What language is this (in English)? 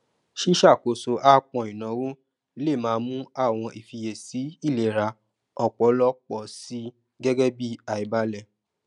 Yoruba